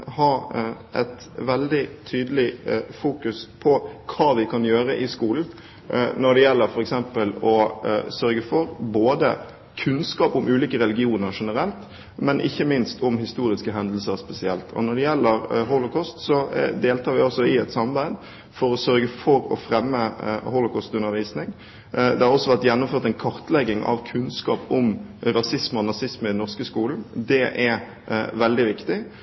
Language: Norwegian Bokmål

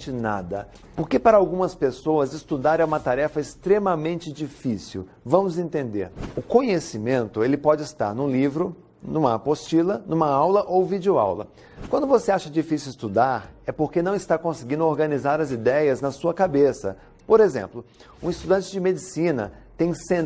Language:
Portuguese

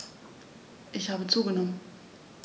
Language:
German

